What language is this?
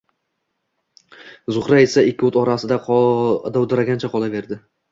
Uzbek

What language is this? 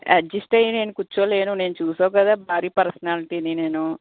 Telugu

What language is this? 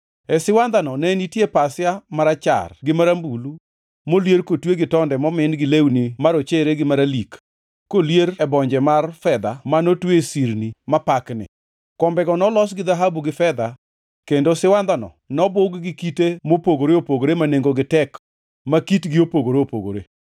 Luo (Kenya and Tanzania)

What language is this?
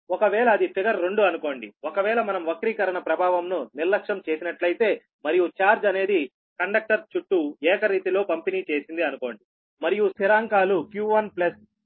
Telugu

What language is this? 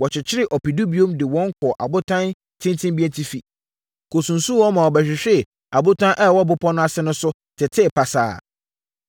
Akan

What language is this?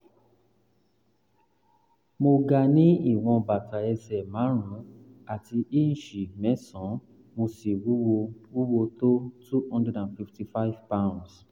Yoruba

